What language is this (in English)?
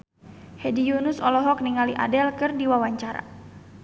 Sundanese